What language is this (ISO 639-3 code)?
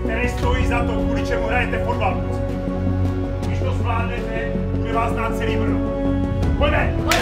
ces